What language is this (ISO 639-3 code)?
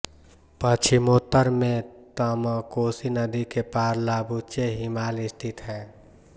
hin